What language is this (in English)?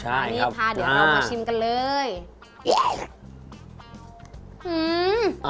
Thai